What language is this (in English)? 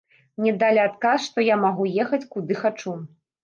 Belarusian